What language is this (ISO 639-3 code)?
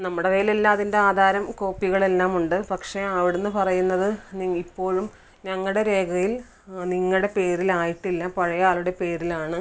mal